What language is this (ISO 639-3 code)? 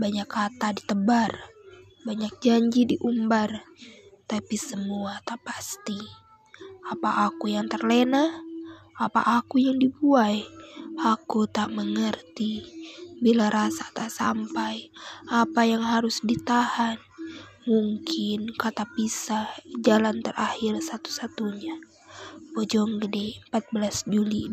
msa